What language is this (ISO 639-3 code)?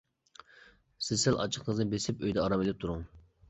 uig